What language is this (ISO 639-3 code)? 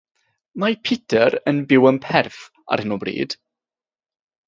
cym